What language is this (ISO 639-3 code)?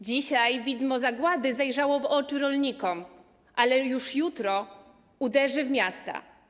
pol